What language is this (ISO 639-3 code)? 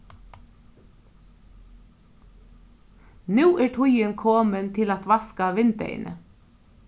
fao